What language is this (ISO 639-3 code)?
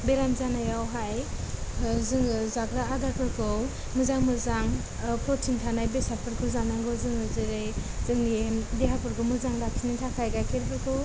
brx